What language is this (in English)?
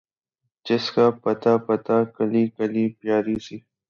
Urdu